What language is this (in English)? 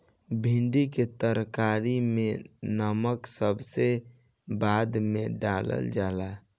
Bhojpuri